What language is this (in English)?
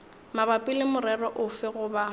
Northern Sotho